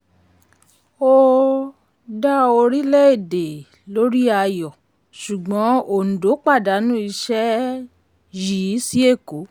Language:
Yoruba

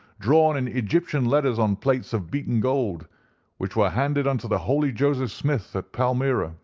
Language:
English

